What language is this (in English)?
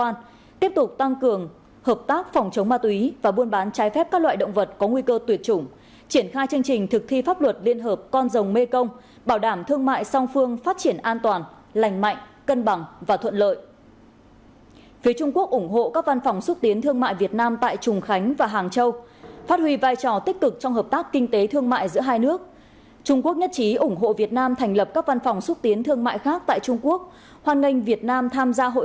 Vietnamese